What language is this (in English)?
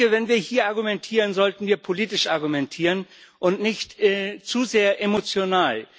German